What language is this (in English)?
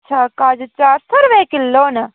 Dogri